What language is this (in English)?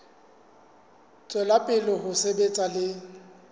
Southern Sotho